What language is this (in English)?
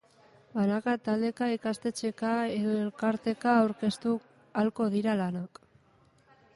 Basque